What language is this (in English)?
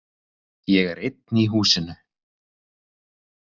Icelandic